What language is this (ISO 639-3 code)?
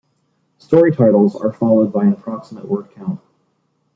eng